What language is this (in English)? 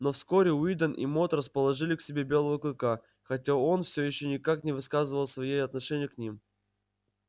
Russian